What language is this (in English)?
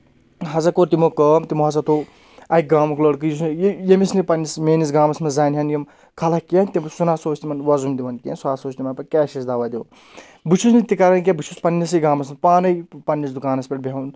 Kashmiri